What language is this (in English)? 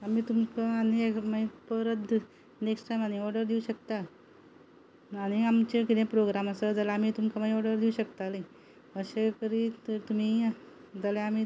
Konkani